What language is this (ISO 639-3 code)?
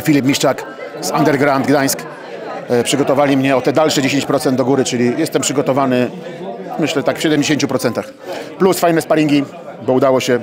pol